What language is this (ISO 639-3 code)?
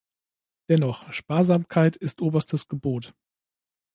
deu